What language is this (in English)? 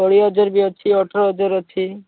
Odia